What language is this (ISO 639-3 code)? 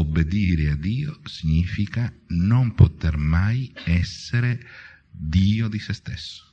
ita